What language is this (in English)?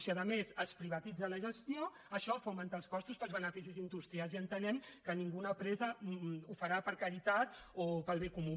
Catalan